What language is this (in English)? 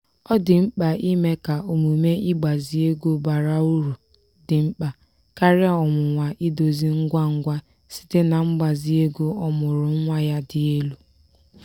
Igbo